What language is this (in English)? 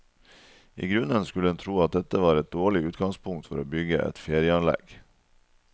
Norwegian